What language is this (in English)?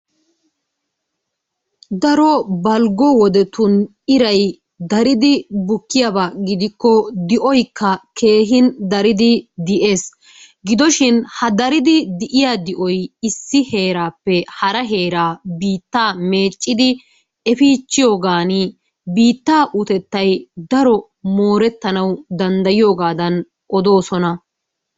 Wolaytta